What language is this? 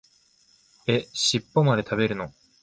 Japanese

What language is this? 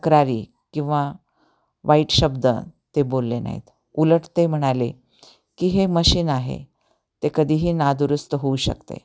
Marathi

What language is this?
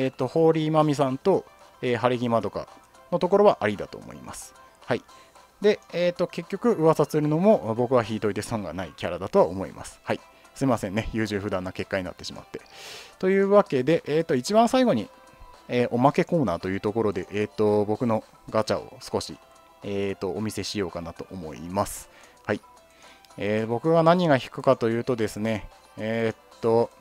Japanese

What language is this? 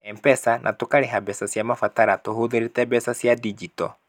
Kikuyu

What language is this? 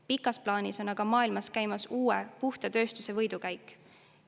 Estonian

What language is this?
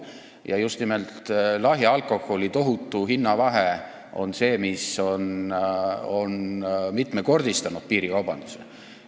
Estonian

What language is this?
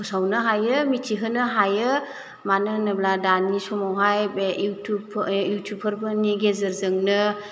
Bodo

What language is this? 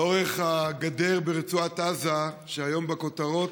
Hebrew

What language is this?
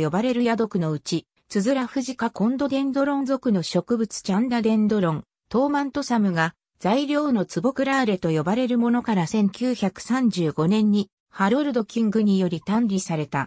Japanese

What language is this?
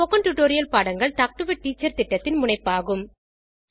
Tamil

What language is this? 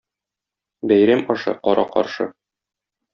Tatar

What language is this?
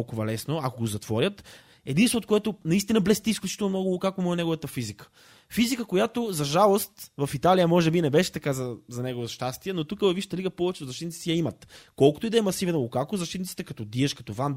Bulgarian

